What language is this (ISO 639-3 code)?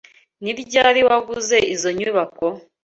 kin